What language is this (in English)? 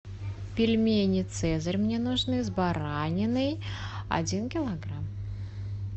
Russian